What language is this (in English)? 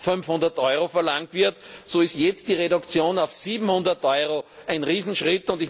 German